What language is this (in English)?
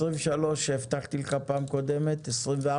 Hebrew